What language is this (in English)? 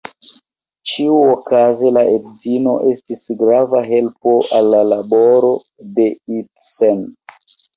Esperanto